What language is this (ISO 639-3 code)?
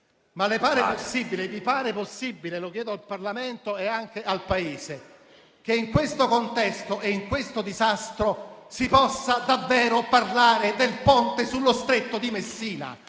ita